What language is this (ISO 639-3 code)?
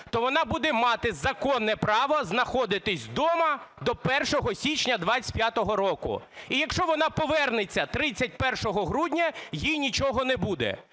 ukr